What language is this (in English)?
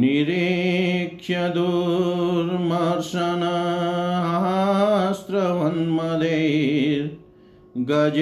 Hindi